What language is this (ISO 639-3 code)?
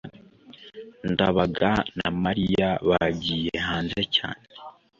kin